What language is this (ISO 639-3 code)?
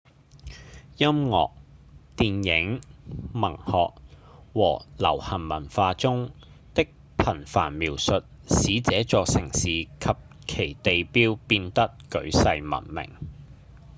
yue